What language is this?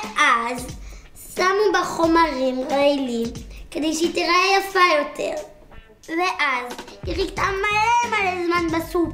Hebrew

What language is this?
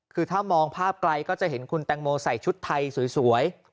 Thai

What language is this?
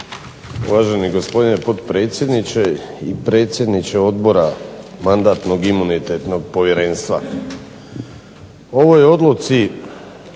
Croatian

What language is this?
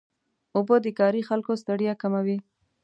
Pashto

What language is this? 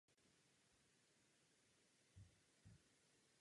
Czech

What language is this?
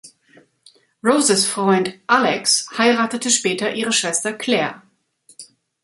German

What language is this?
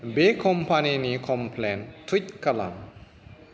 Bodo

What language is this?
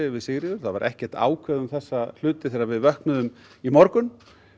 Icelandic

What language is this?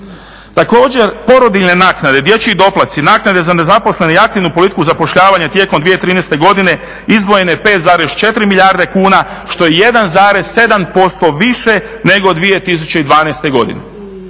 Croatian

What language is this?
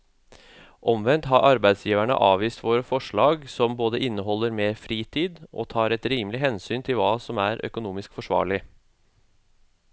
Norwegian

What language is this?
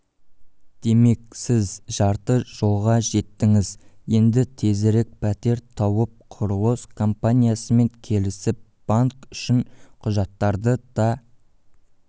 Kazakh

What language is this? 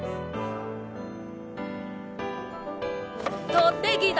Japanese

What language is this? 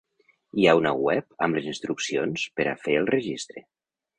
Catalan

